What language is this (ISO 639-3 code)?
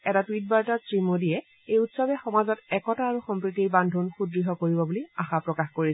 asm